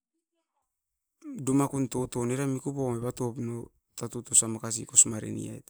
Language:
Askopan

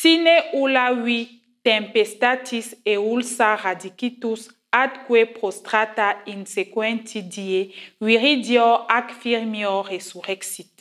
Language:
French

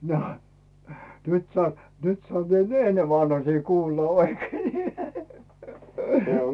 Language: Finnish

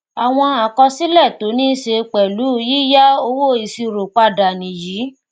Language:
Yoruba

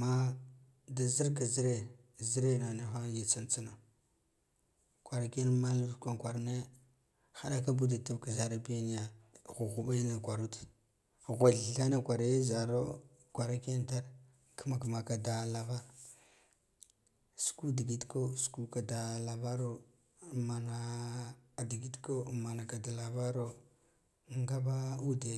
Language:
Guduf-Gava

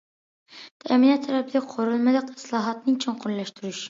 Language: Uyghur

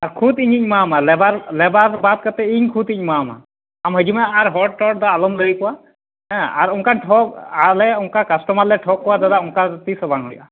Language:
Santali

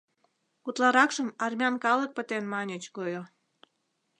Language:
Mari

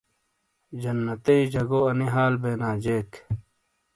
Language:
Shina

